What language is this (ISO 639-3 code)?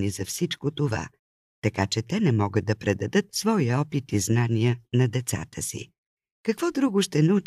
bul